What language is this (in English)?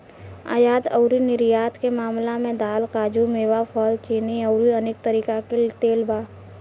Bhojpuri